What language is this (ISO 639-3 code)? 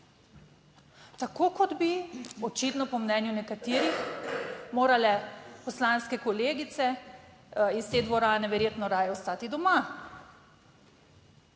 slv